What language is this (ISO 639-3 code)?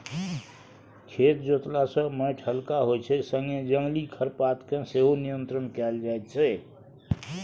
mai